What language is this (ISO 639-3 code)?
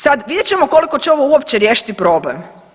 hrv